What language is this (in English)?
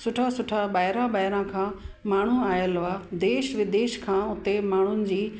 Sindhi